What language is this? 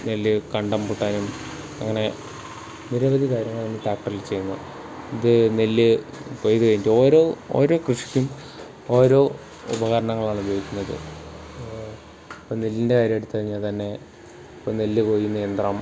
Malayalam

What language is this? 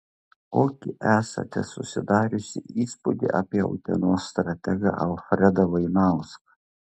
Lithuanian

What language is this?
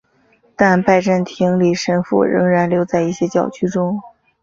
Chinese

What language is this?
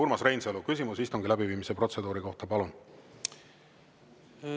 Estonian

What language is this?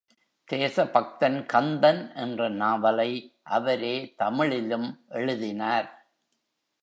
Tamil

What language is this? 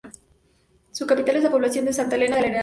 Spanish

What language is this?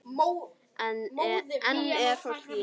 Icelandic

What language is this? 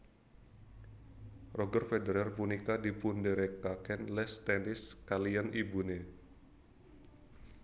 Javanese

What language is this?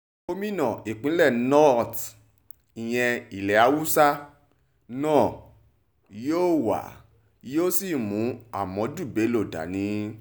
Yoruba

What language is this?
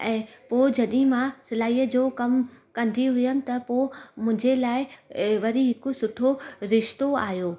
Sindhi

